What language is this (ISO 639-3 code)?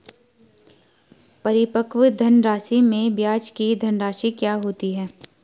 hin